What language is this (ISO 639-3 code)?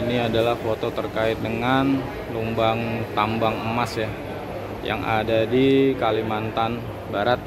ind